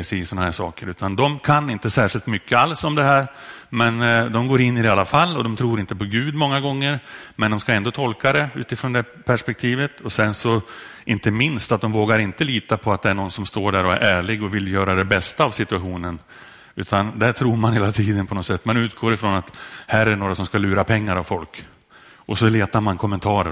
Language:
Swedish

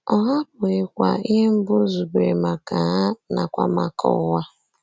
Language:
Igbo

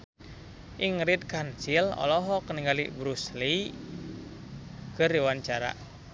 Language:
Sundanese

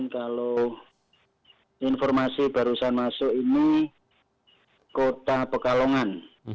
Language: Indonesian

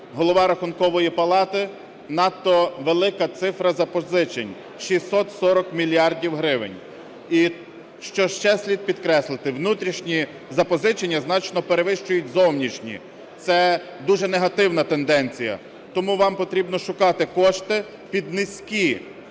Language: Ukrainian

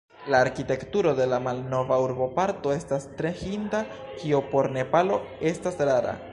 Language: Esperanto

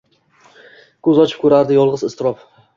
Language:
Uzbek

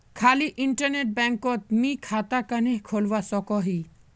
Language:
Magahi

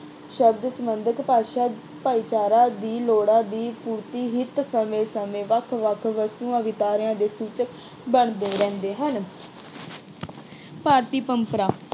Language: Punjabi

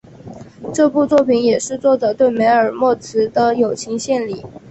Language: Chinese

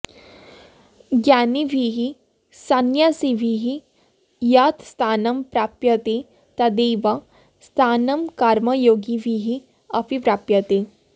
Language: Sanskrit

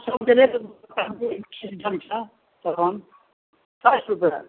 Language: Maithili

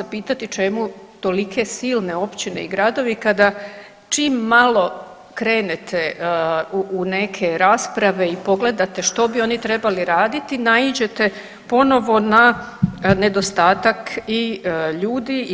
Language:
Croatian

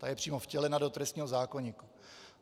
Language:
Czech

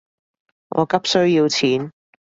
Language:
Cantonese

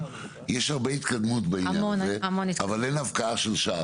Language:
Hebrew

